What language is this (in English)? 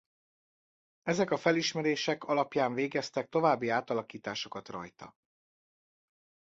Hungarian